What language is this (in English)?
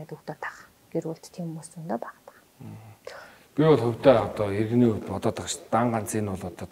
Romanian